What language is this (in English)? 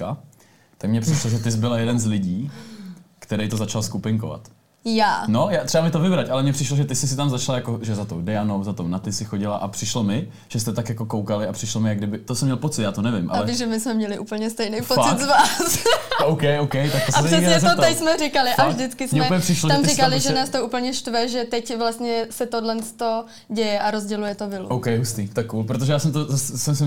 Czech